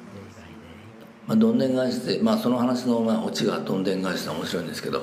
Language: Japanese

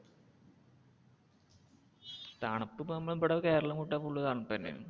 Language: Malayalam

